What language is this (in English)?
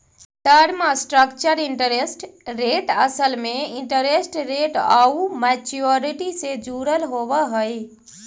Magahi